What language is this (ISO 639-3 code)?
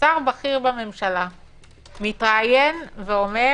heb